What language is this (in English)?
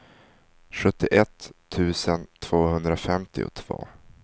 Swedish